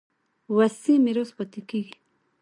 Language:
Pashto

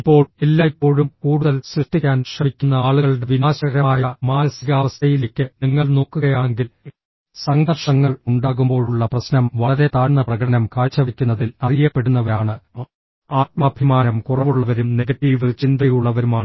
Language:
Malayalam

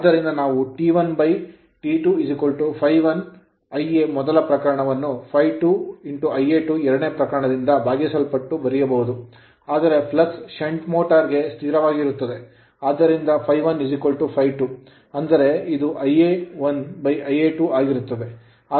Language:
Kannada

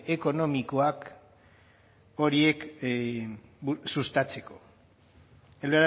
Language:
Basque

